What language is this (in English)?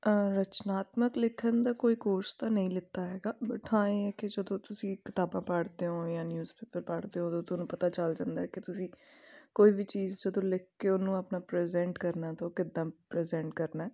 Punjabi